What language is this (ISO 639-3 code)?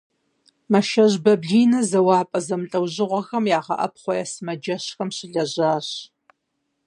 kbd